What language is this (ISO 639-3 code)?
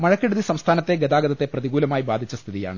mal